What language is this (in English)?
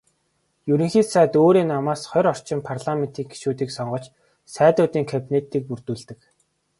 Mongolian